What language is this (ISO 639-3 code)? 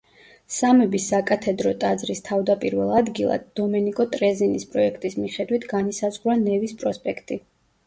kat